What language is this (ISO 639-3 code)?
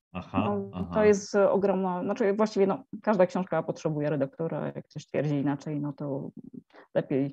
pol